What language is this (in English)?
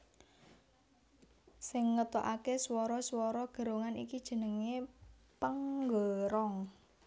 Javanese